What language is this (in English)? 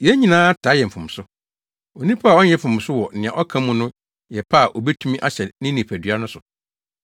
Akan